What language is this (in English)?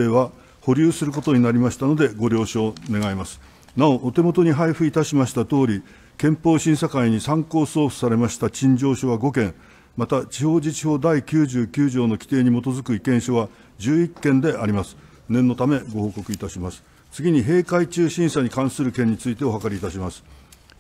Japanese